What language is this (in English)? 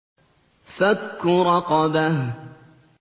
Arabic